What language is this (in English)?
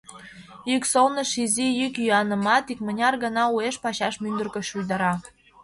Mari